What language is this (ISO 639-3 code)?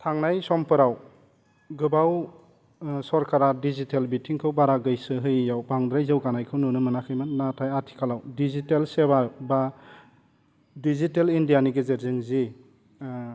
brx